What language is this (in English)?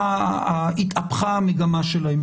Hebrew